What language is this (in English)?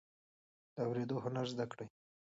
Pashto